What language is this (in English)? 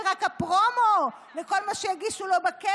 Hebrew